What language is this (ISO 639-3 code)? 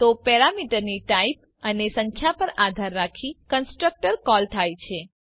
guj